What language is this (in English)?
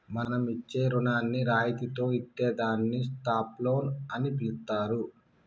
Telugu